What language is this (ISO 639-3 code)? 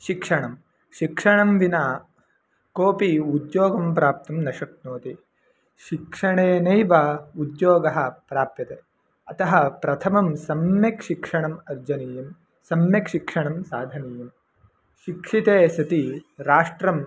san